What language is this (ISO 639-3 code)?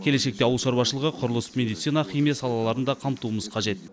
kaz